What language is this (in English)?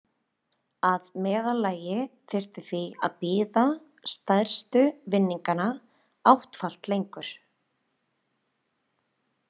Icelandic